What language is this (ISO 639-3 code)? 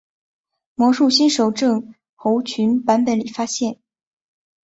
zho